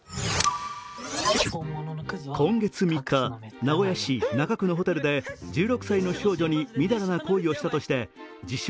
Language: Japanese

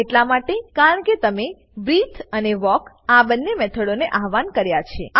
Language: Gujarati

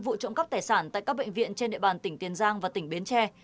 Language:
Vietnamese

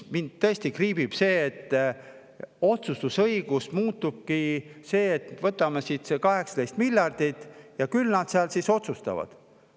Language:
Estonian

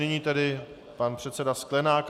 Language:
Czech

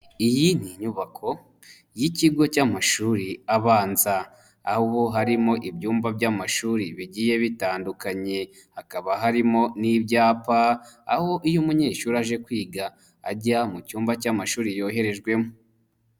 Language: Kinyarwanda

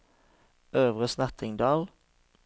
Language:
Norwegian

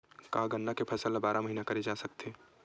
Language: Chhattisgarhi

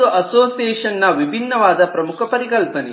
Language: Kannada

